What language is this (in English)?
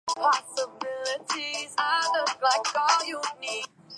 Chinese